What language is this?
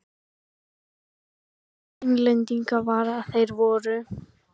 Icelandic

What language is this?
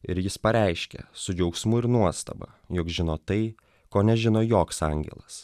Lithuanian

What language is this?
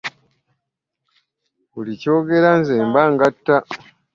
Ganda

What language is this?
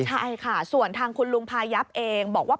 Thai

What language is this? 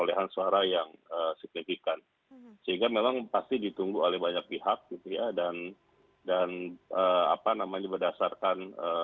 Indonesian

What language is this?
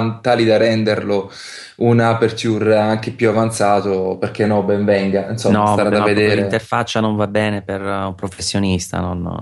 Italian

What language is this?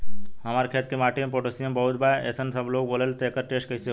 Bhojpuri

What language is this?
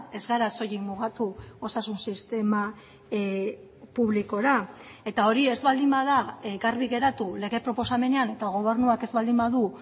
Basque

